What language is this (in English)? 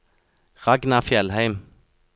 Norwegian